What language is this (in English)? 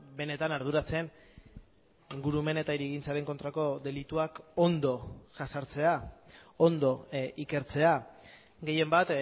Basque